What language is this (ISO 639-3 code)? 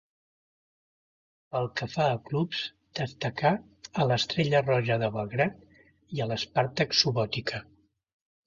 cat